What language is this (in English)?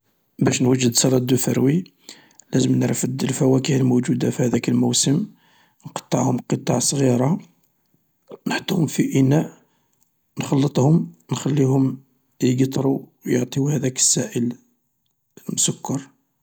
Algerian Arabic